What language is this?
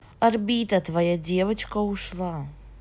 Russian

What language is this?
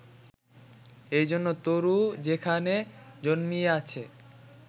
Bangla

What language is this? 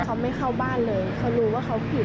Thai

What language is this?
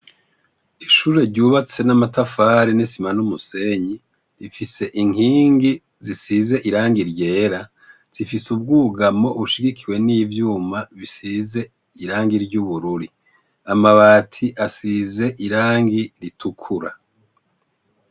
Rundi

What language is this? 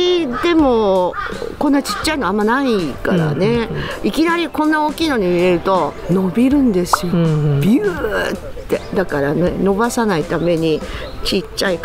Japanese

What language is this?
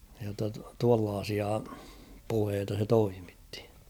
Finnish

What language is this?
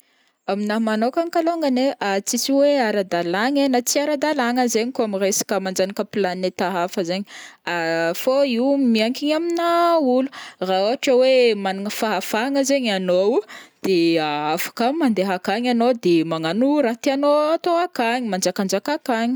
Northern Betsimisaraka Malagasy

